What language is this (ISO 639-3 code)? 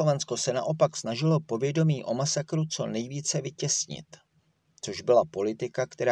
ces